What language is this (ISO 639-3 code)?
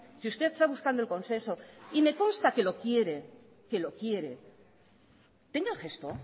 spa